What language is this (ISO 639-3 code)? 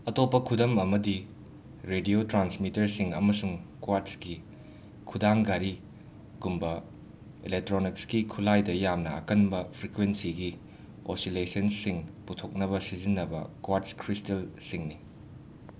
mni